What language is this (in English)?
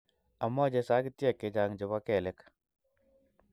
Kalenjin